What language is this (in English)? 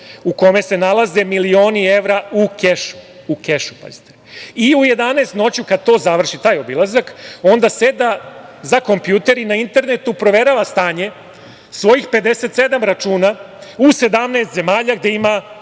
Serbian